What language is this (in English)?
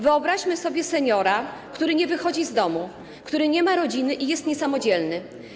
Polish